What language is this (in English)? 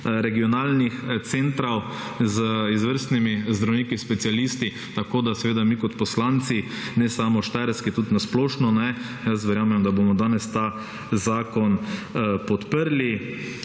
Slovenian